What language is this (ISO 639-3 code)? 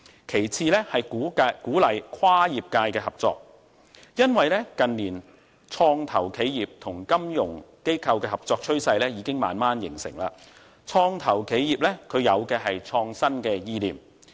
yue